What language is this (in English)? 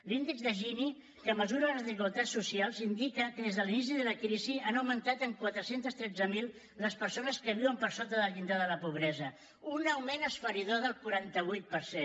Catalan